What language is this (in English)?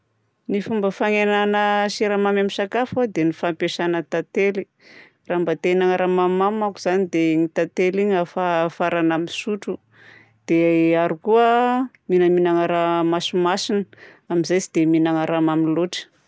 Southern Betsimisaraka Malagasy